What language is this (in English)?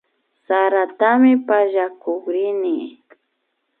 Imbabura Highland Quichua